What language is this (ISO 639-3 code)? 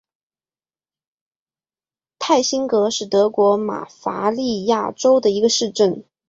zho